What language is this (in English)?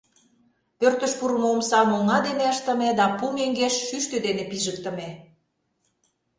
Mari